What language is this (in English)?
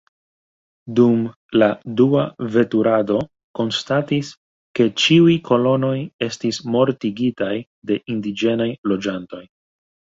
Esperanto